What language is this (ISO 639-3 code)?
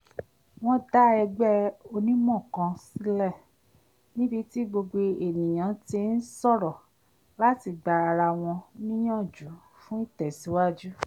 yor